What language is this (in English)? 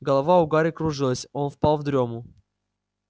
Russian